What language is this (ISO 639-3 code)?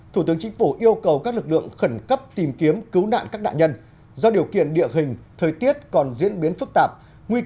vie